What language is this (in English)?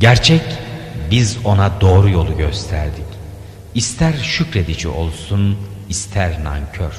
Turkish